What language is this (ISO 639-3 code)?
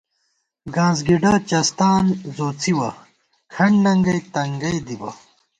gwt